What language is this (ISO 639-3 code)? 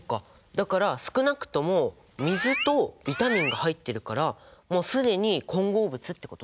jpn